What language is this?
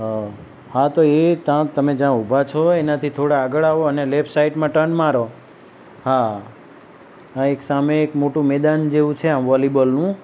Gujarati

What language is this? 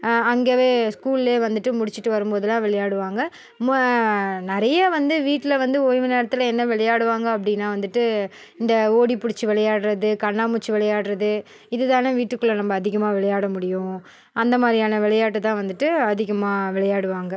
Tamil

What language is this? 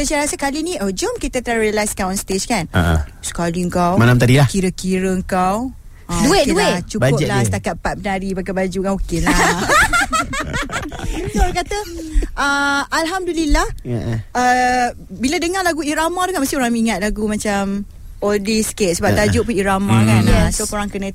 Malay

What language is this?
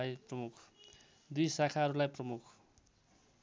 Nepali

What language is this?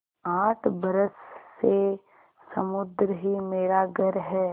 Hindi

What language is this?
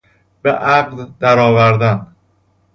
Persian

